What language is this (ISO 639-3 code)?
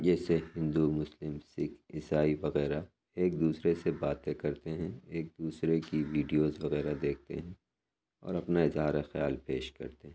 urd